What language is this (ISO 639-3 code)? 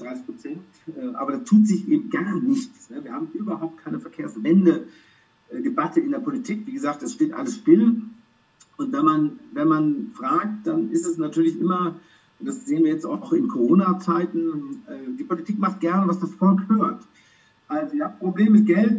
deu